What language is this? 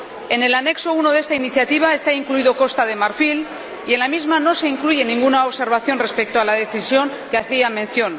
Spanish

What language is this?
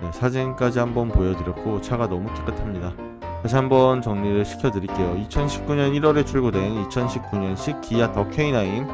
Korean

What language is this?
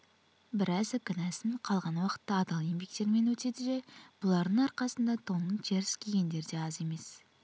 Kazakh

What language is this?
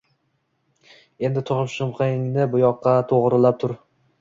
Uzbek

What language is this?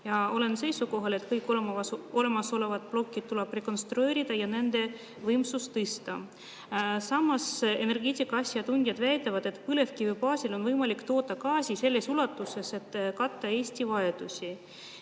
Estonian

